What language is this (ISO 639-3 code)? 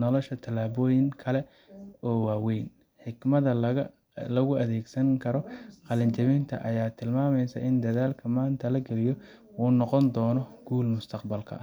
som